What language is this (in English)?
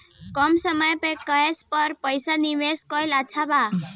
Bhojpuri